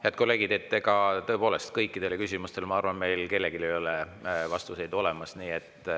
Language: Estonian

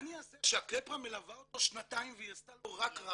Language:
Hebrew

